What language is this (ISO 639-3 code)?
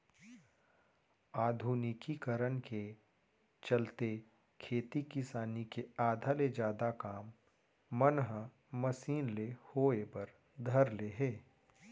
hne